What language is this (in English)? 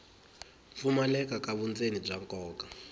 Tsonga